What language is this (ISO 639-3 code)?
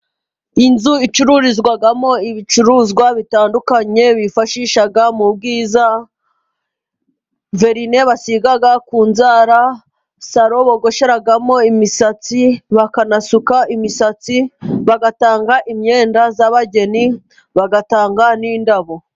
kin